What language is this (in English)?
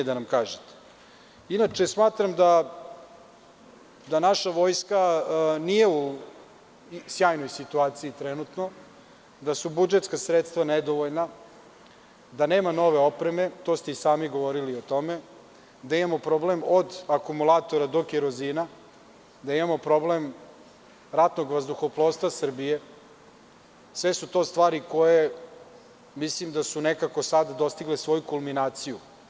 Serbian